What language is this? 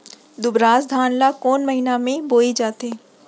Chhattisgarhi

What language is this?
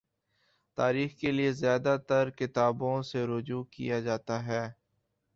Urdu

